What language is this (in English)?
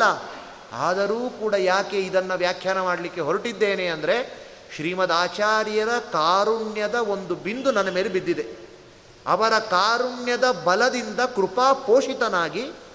Kannada